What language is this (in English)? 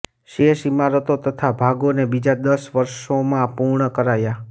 Gujarati